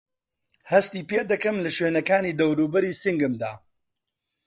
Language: Central Kurdish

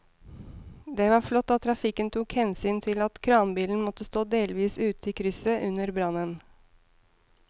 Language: Norwegian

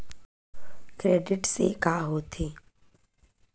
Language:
Chhattisgarhi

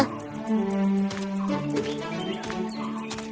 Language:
Indonesian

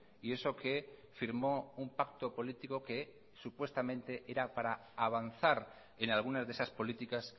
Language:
Spanish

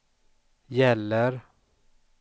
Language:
Swedish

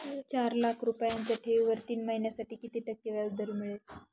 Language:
Marathi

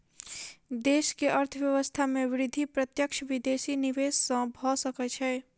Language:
Maithili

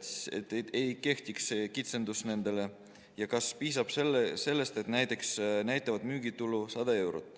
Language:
Estonian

